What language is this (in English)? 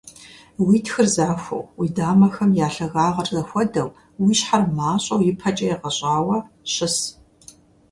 Kabardian